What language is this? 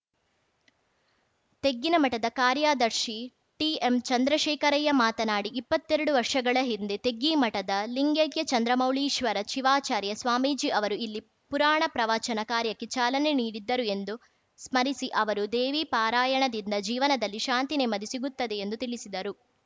Kannada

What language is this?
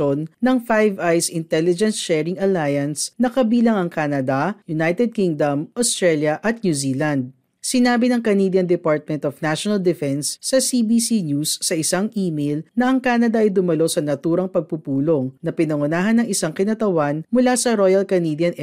Filipino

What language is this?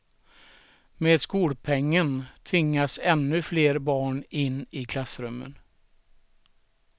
Swedish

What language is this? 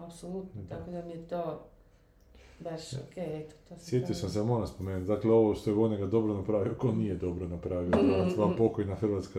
Croatian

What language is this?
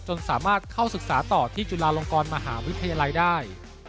Thai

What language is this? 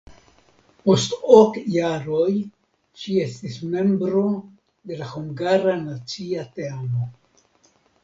Esperanto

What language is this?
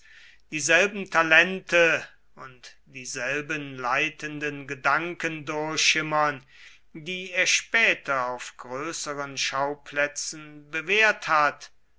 German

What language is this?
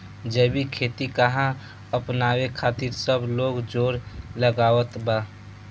Bhojpuri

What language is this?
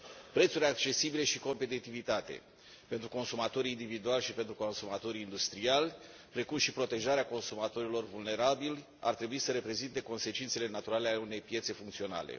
Romanian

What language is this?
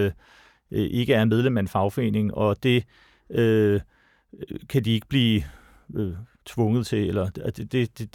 Danish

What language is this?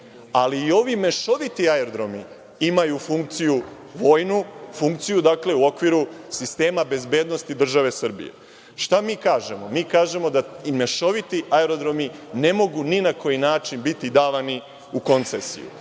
Serbian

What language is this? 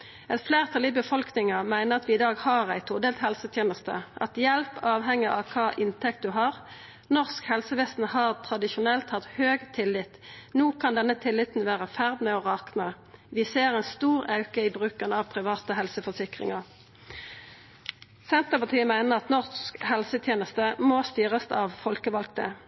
Norwegian Nynorsk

